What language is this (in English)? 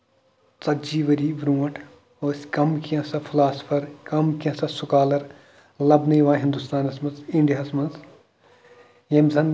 Kashmiri